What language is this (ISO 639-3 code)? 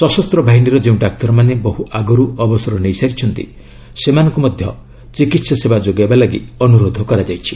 ori